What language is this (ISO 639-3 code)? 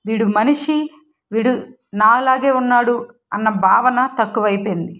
tel